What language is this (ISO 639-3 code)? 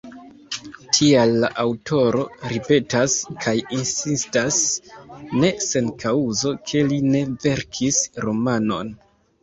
epo